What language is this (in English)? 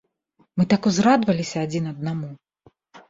Belarusian